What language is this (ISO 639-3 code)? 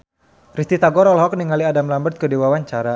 sun